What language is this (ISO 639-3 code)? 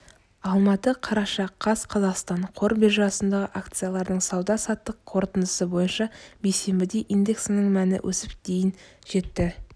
kaz